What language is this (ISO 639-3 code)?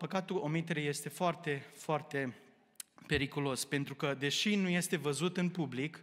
ron